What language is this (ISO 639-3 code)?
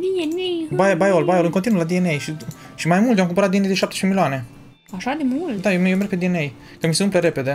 ron